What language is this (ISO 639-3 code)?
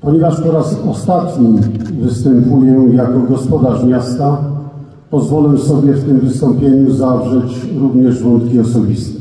pol